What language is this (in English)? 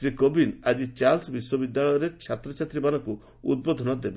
Odia